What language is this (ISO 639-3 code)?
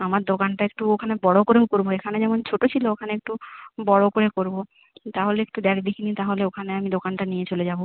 ben